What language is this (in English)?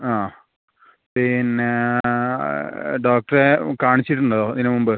Malayalam